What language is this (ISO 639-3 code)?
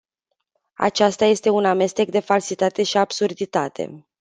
ron